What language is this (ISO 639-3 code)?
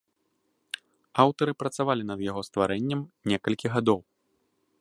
bel